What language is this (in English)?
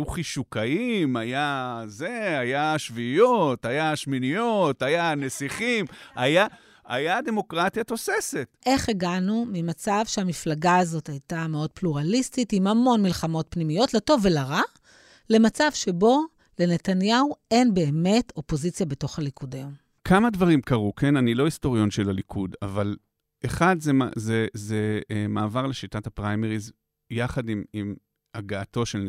Hebrew